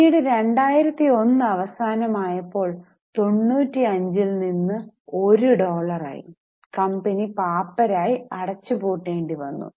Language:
Malayalam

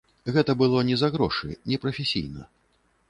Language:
Belarusian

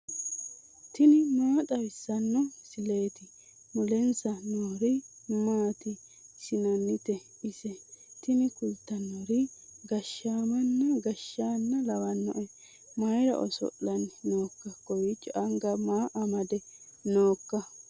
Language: Sidamo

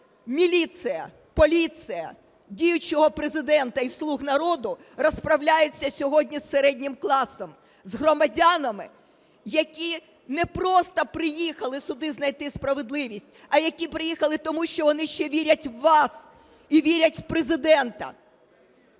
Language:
Ukrainian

